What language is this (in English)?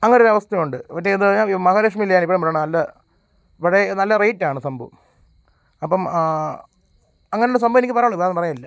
Malayalam